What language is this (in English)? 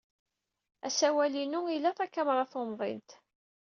Kabyle